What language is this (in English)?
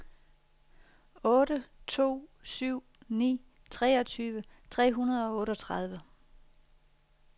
Danish